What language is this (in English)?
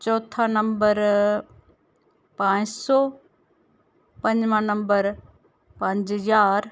Dogri